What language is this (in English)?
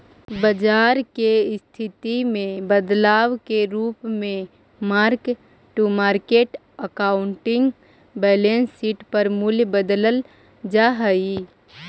Magahi